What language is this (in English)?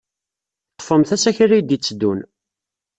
Kabyle